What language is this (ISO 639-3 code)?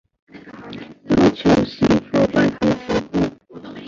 zho